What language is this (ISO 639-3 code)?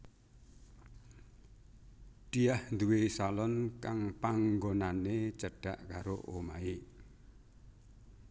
jav